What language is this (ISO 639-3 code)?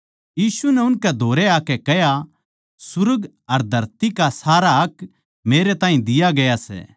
bgc